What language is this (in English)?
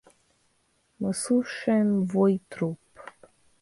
Russian